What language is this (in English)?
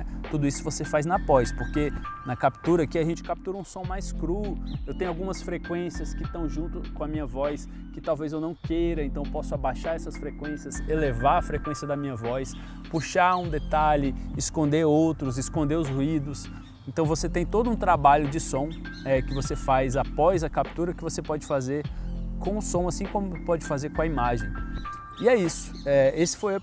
Portuguese